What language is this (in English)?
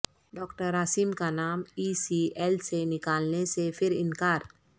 Urdu